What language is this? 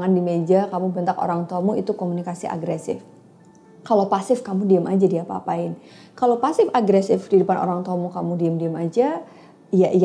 Indonesian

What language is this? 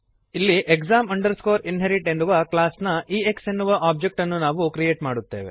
Kannada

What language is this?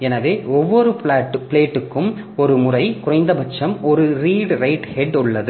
Tamil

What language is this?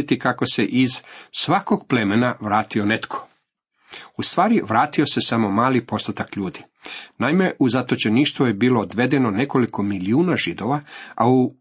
Croatian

